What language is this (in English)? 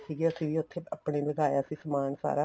Punjabi